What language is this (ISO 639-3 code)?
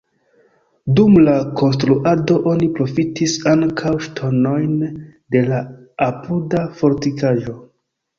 epo